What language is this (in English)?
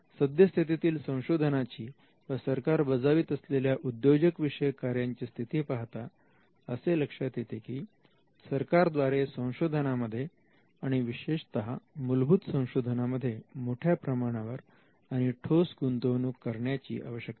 Marathi